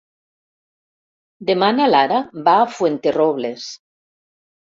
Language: Catalan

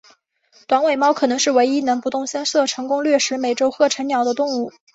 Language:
Chinese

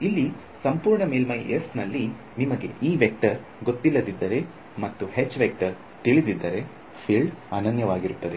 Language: Kannada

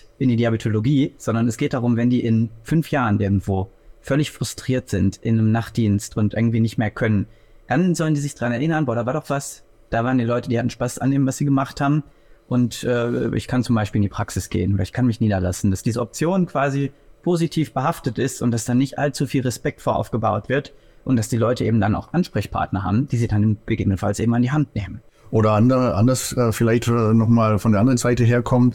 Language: German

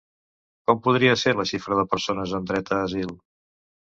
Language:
Catalan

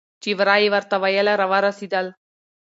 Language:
Pashto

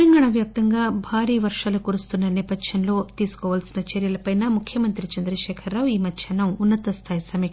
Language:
Telugu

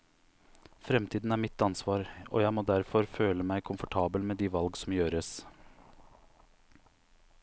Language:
Norwegian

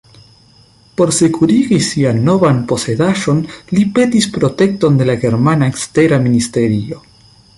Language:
Esperanto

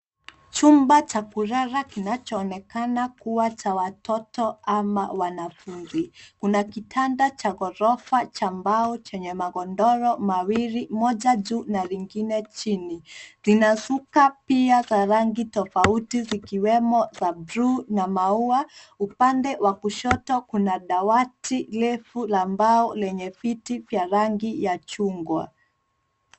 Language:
Swahili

